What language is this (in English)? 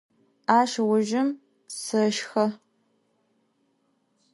Adyghe